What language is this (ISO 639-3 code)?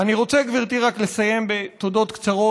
heb